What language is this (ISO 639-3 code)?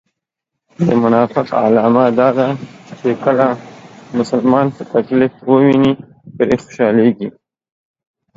pus